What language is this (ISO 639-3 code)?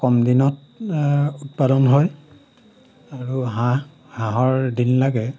asm